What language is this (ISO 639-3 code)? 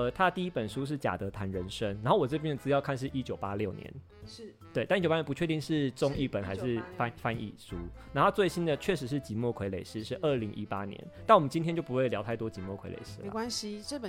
zho